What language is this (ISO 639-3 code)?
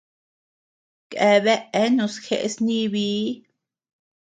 cux